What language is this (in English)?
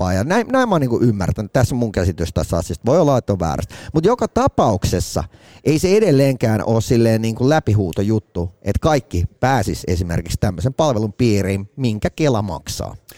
Finnish